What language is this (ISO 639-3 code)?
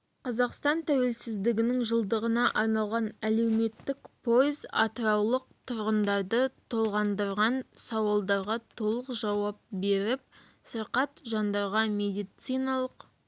kaz